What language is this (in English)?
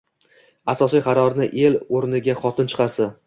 Uzbek